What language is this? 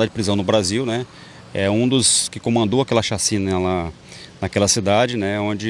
Portuguese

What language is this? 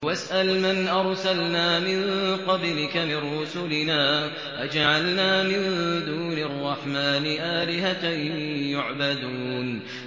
Arabic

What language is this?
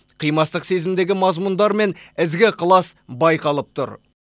Kazakh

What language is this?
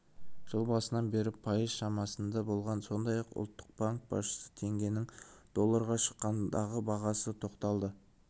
Kazakh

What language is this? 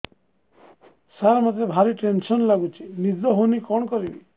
Odia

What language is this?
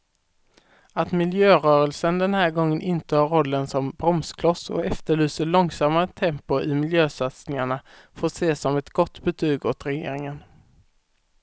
Swedish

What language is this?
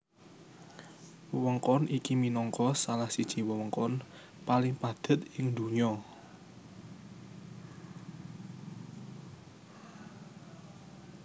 Javanese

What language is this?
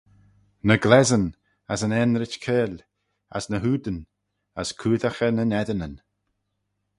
Manx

